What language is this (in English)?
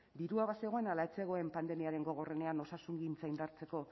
Basque